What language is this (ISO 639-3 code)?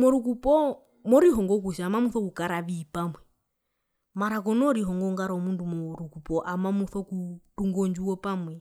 her